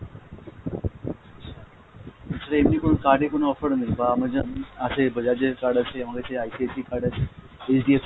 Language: Bangla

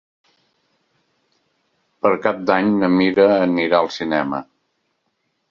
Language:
Catalan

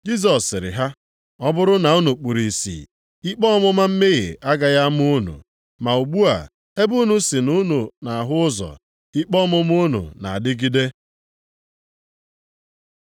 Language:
Igbo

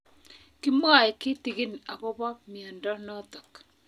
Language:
Kalenjin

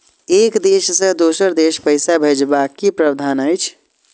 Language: Maithili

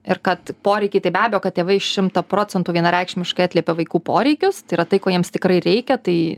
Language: Lithuanian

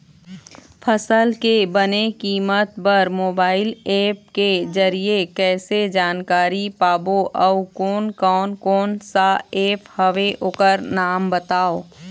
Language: Chhattisgarhi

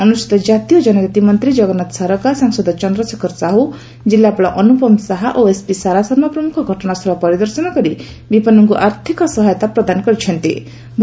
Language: Odia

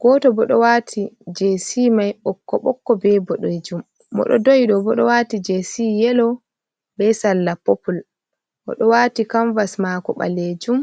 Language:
Fula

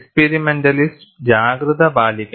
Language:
Malayalam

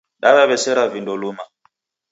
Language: Taita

